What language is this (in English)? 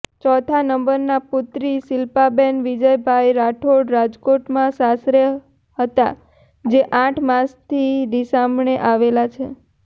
Gujarati